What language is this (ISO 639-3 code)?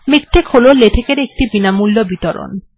ben